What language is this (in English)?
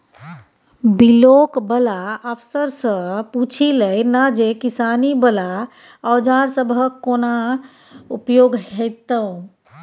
Maithili